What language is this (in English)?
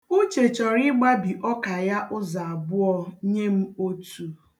Igbo